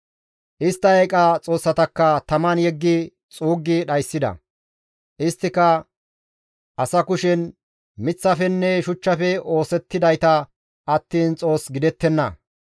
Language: Gamo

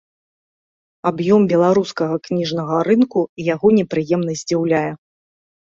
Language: Belarusian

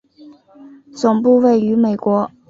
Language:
Chinese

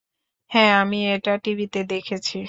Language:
Bangla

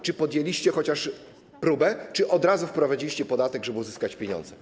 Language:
Polish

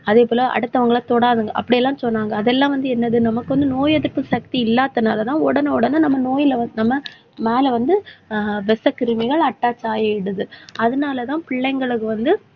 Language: Tamil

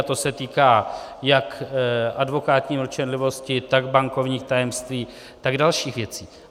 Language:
Czech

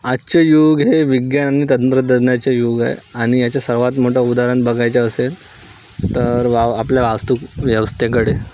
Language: Marathi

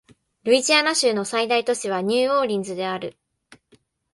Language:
Japanese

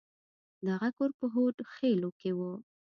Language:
Pashto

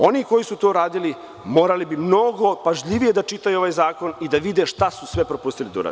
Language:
Serbian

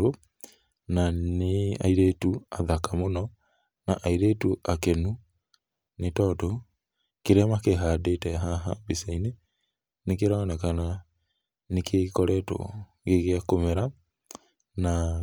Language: Kikuyu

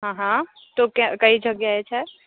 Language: Gujarati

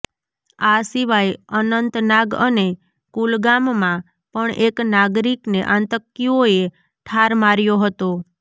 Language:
Gujarati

